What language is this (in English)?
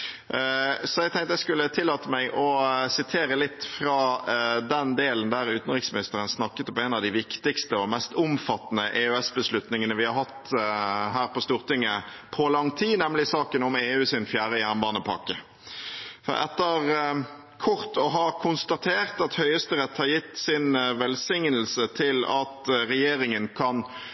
Norwegian Bokmål